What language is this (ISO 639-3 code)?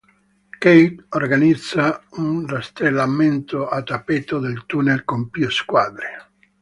ita